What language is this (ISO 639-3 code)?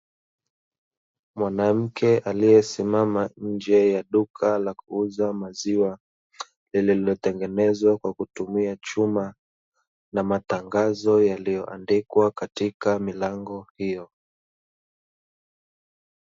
swa